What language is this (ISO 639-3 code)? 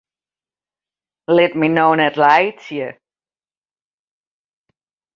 fry